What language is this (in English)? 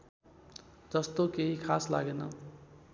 Nepali